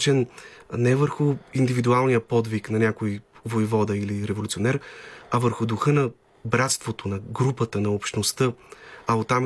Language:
Bulgarian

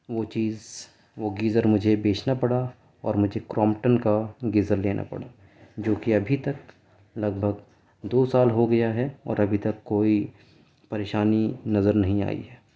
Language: Urdu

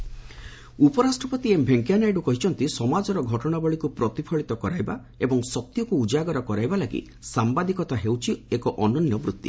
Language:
Odia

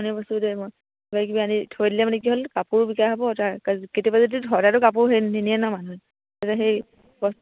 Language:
Assamese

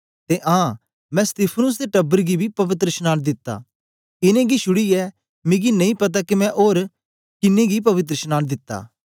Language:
Dogri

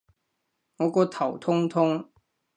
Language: Cantonese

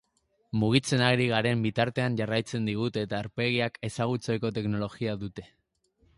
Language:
Basque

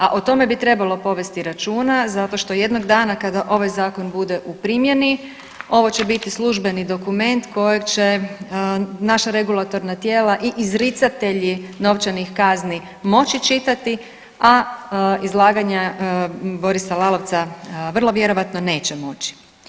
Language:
Croatian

